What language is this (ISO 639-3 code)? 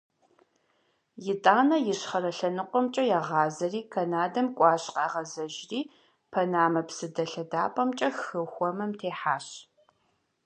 kbd